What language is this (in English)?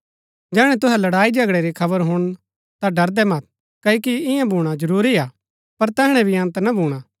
Gaddi